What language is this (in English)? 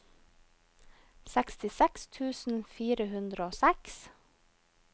Norwegian